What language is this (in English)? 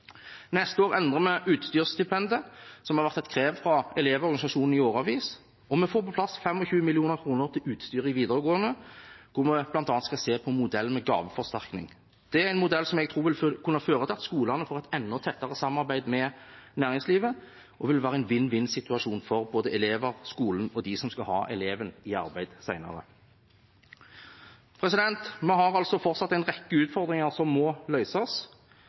Norwegian Bokmål